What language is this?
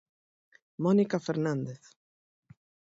Galician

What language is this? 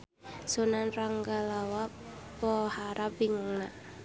Sundanese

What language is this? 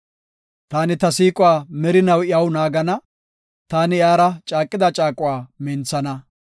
Gofa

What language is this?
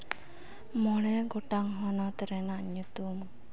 Santali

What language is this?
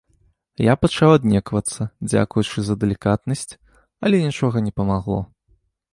Belarusian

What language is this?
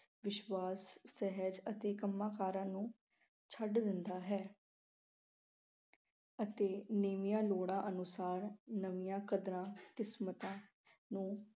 Punjabi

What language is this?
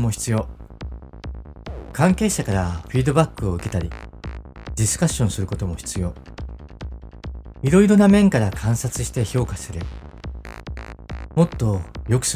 Japanese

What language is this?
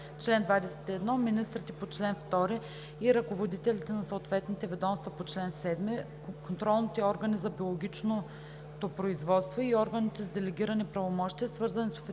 Bulgarian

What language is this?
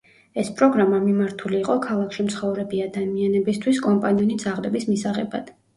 Georgian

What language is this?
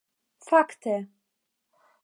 Esperanto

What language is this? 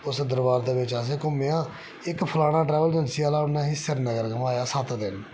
Dogri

